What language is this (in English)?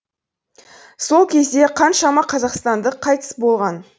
Kazakh